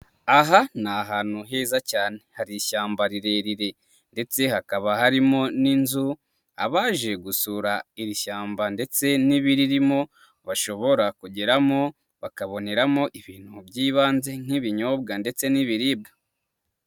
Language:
Kinyarwanda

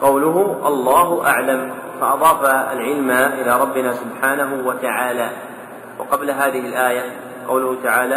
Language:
Arabic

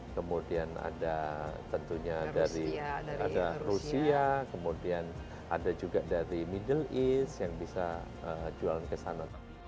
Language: Indonesian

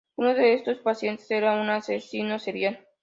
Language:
Spanish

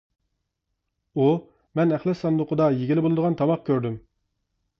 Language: Uyghur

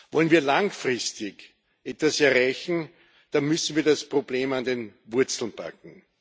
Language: German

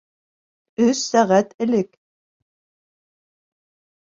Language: Bashkir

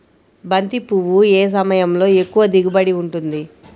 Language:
Telugu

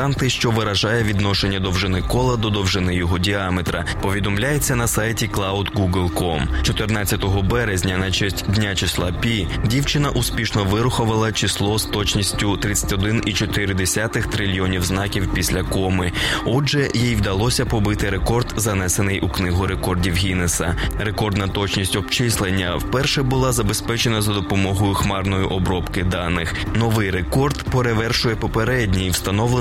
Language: Ukrainian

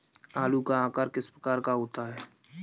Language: Hindi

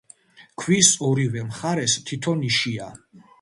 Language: Georgian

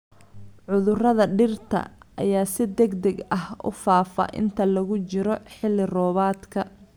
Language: Somali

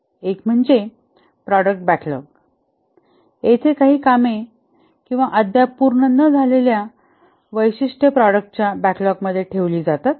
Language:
Marathi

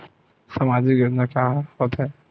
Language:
Chhattisgarhi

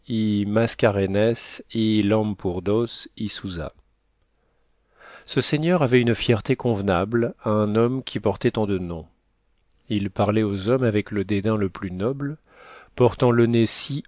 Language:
French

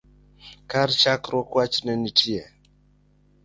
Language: Luo (Kenya and Tanzania)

